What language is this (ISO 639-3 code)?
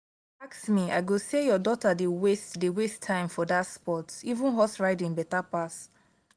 pcm